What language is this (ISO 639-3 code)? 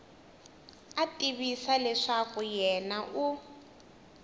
tso